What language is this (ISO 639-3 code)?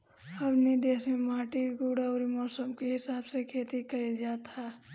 bho